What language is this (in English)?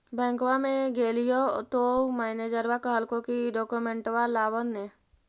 Magahi